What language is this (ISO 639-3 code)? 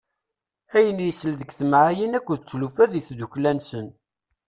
kab